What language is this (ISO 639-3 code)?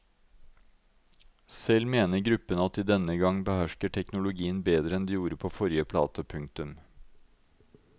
nor